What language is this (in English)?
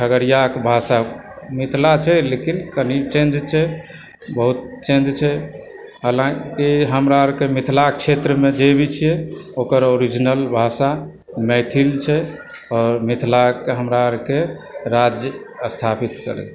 Maithili